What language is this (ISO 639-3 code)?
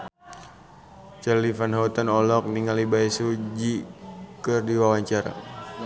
sun